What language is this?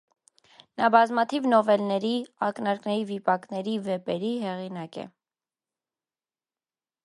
Armenian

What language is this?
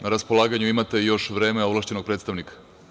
Serbian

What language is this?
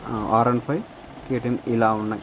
Telugu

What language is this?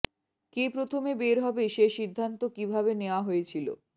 Bangla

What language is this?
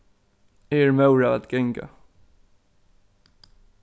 Faroese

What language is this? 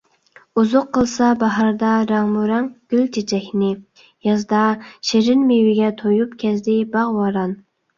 Uyghur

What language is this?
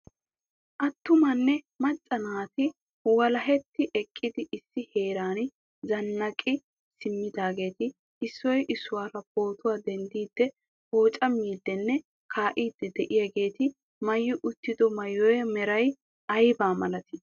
Wolaytta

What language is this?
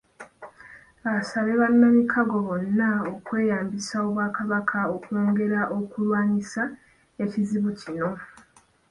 Ganda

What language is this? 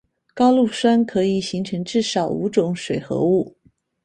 Chinese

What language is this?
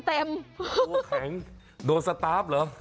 Thai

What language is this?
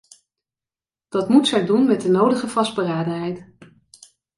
Dutch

